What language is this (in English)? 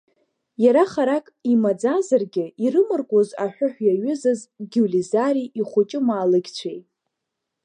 Abkhazian